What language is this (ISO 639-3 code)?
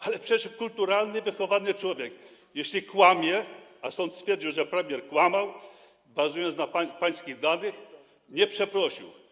pol